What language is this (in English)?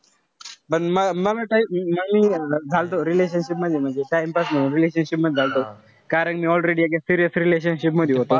Marathi